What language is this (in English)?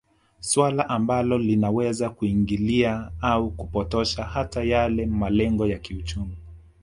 Swahili